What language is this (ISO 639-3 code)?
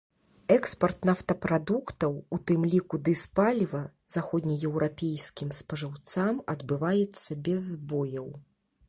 bel